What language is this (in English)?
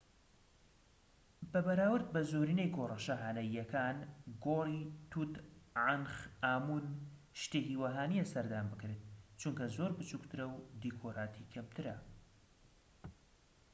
Central Kurdish